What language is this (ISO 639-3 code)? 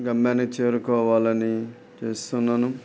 tel